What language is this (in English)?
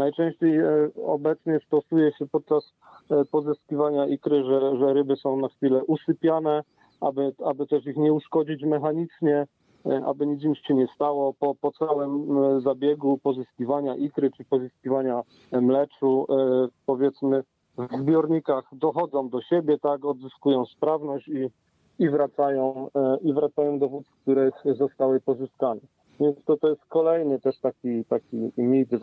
Polish